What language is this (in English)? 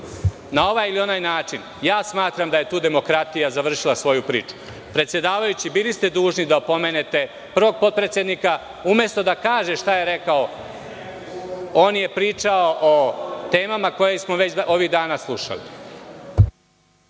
Serbian